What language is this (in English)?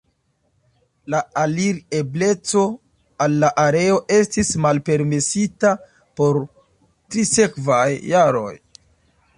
Esperanto